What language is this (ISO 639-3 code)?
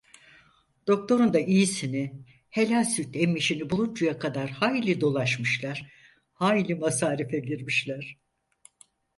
tur